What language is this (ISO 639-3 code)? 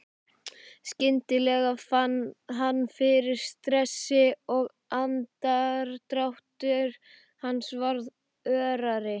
isl